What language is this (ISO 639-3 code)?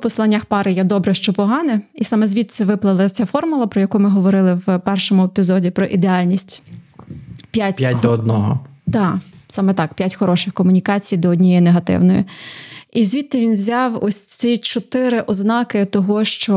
ukr